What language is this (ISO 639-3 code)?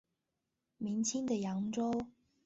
zho